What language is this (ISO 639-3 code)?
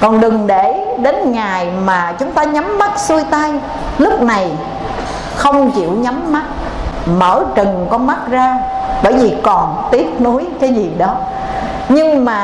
vie